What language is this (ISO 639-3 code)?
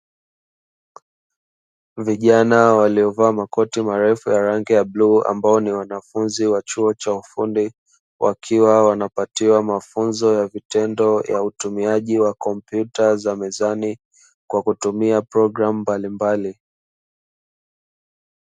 swa